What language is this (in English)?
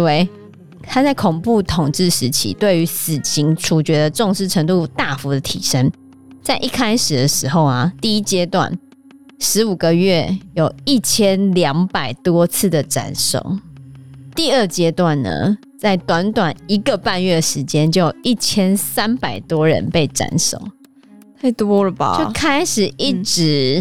Chinese